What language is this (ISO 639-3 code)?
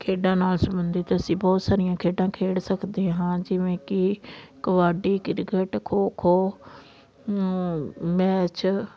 pan